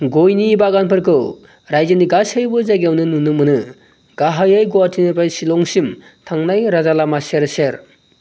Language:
Bodo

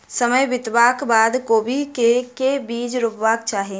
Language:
Maithili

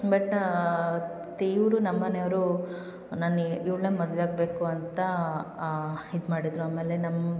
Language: Kannada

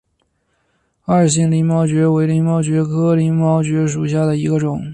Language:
Chinese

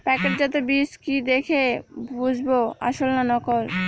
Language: Bangla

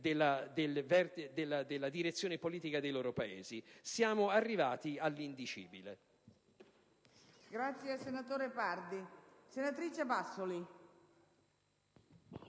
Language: Italian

